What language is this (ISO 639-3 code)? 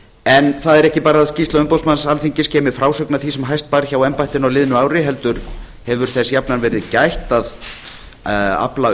isl